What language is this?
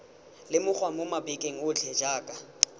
Tswana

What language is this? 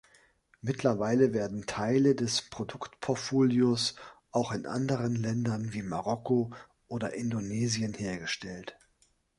German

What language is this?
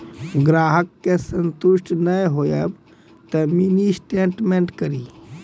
Maithili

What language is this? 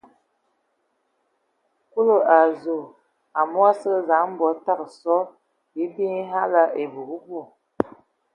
Ewondo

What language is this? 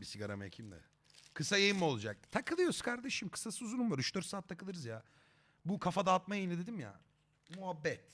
Turkish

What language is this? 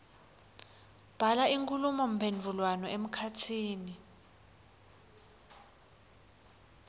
Swati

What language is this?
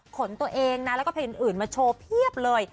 Thai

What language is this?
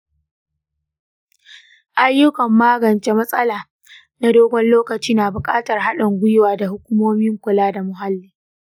Hausa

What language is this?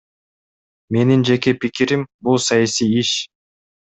Kyrgyz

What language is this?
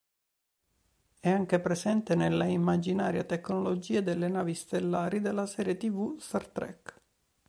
Italian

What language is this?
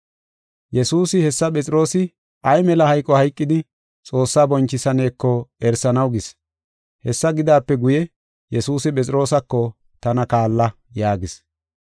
Gofa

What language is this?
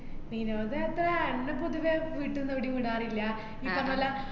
Malayalam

